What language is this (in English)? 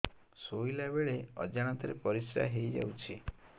Odia